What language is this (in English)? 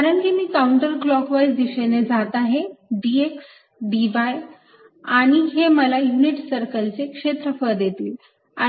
Marathi